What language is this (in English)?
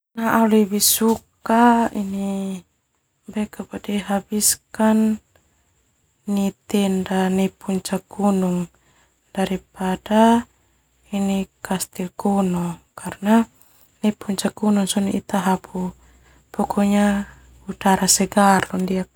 Termanu